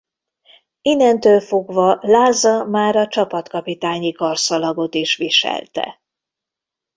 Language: Hungarian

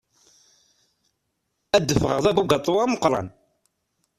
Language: Kabyle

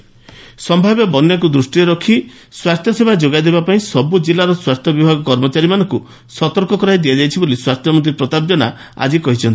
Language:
Odia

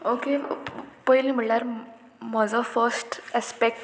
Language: Konkani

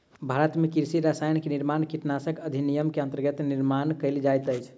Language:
Maithili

